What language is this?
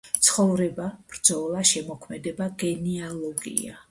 Georgian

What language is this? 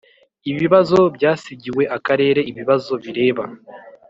Kinyarwanda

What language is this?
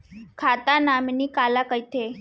Chhattisgarhi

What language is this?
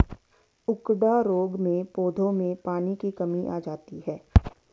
Hindi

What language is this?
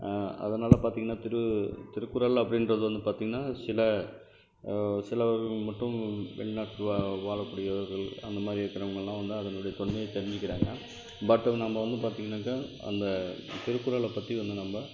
Tamil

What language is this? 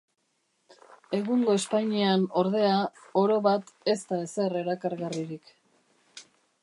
Basque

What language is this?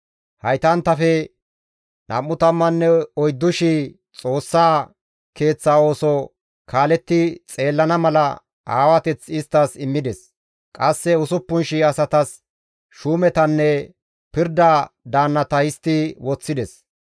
Gamo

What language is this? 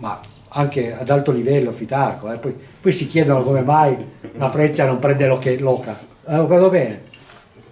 Italian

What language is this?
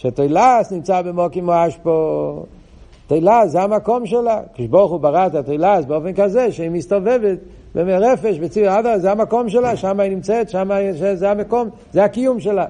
Hebrew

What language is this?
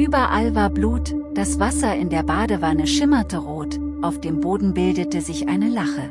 German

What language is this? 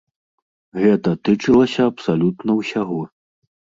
Belarusian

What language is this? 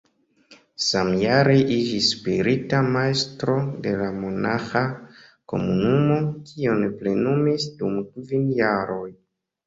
Esperanto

